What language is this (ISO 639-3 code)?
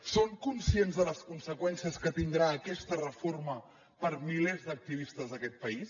cat